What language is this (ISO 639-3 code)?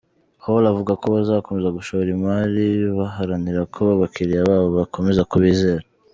kin